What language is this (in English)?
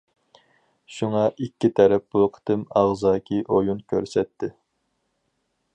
Uyghur